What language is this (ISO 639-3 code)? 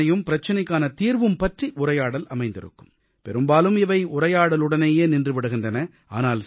tam